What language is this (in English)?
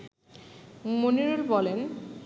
Bangla